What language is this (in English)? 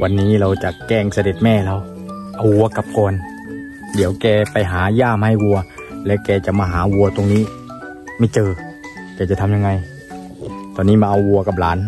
Thai